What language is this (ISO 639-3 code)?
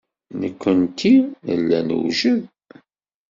kab